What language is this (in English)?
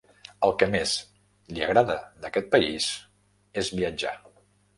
Catalan